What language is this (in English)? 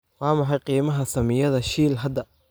Somali